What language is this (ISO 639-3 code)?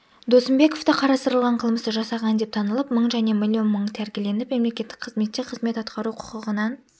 kaz